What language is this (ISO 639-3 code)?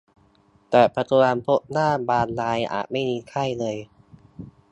tha